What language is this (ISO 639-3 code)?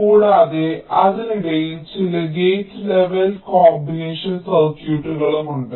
mal